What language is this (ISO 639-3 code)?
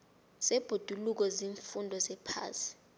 nbl